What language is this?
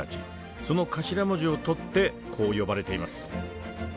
Japanese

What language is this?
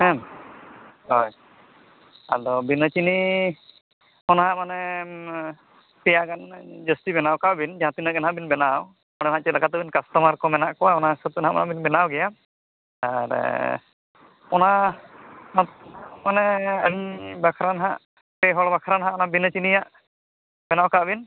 Santali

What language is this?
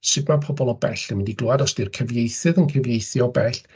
Welsh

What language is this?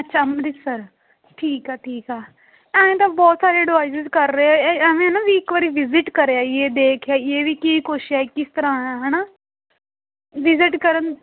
Punjabi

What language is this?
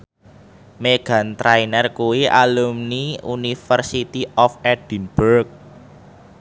Javanese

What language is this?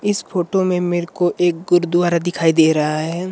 Hindi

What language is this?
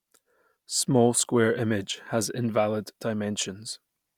English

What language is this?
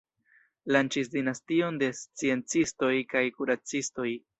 Esperanto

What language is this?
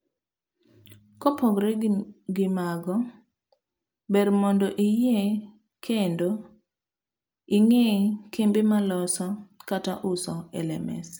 Luo (Kenya and Tanzania)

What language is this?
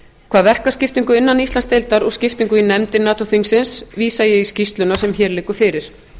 Icelandic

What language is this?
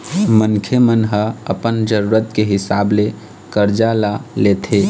Chhattisgarhi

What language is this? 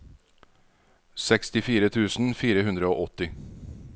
Norwegian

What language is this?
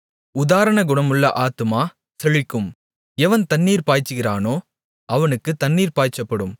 Tamil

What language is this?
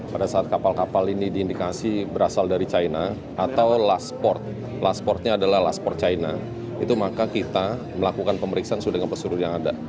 Indonesian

